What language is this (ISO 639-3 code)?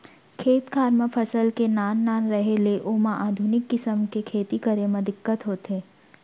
hne